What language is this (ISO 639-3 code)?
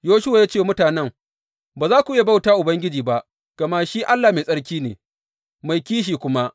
hau